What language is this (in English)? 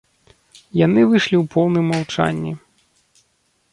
Belarusian